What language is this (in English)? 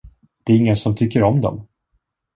Swedish